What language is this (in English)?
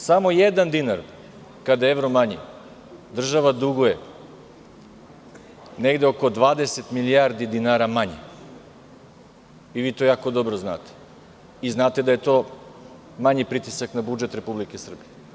Serbian